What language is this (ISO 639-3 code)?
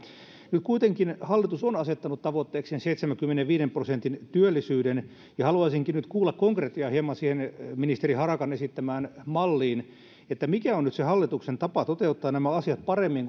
fin